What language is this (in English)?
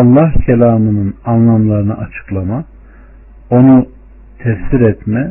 Turkish